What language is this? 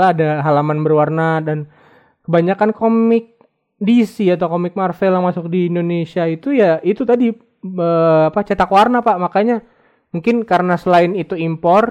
Indonesian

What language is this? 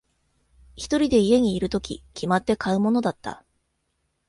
Japanese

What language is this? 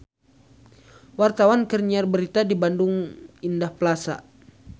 Sundanese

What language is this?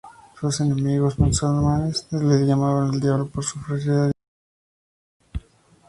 Spanish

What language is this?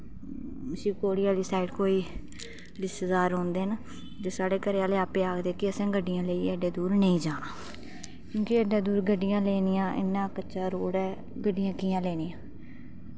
Dogri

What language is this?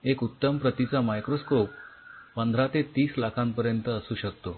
Marathi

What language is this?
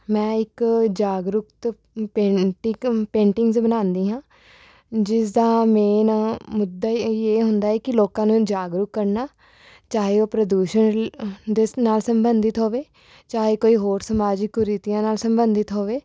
Punjabi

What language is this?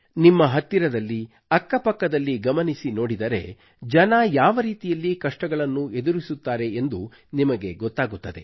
Kannada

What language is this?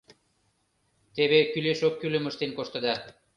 Mari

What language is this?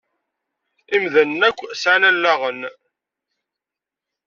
Kabyle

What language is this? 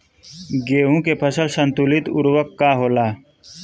Bhojpuri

